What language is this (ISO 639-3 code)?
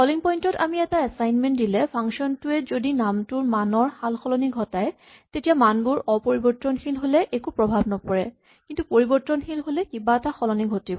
asm